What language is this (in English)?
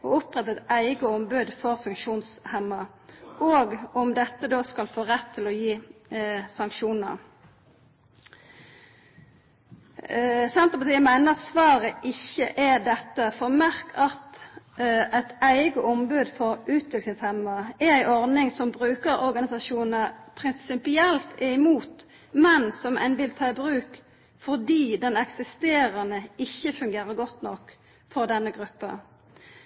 Norwegian Nynorsk